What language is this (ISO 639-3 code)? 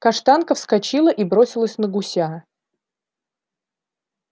rus